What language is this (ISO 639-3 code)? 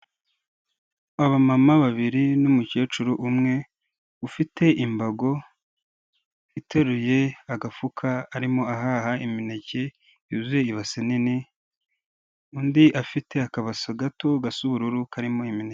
kin